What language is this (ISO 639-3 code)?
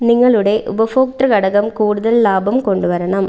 mal